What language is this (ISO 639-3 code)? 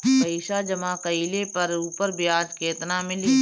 bho